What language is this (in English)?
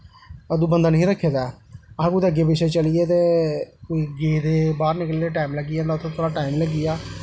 Dogri